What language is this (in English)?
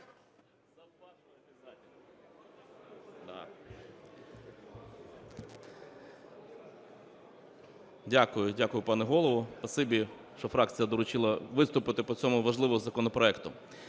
Ukrainian